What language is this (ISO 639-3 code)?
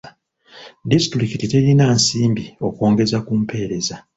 lug